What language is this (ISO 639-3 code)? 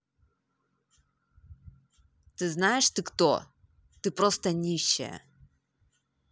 rus